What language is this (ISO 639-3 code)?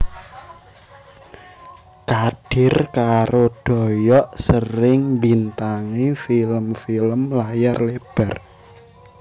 jav